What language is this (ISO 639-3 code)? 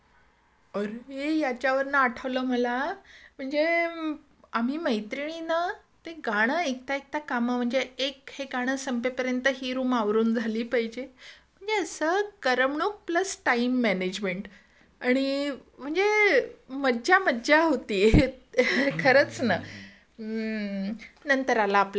mar